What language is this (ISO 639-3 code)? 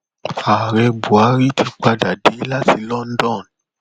yor